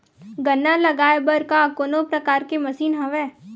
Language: Chhattisgarhi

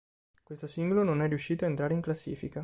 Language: Italian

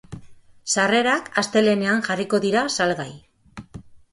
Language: Basque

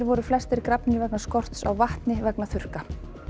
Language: Icelandic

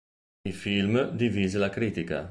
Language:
Italian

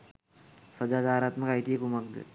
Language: Sinhala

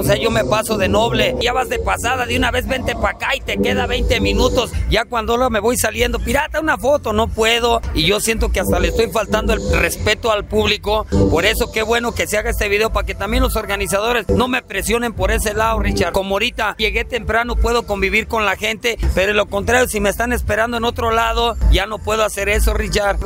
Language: Spanish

